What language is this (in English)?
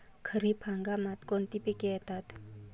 Marathi